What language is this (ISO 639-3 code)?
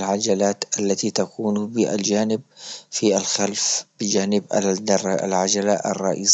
ayl